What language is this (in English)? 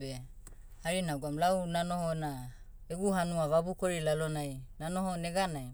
Motu